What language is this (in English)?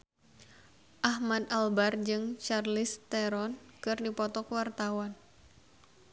Sundanese